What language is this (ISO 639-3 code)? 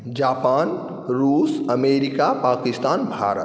mai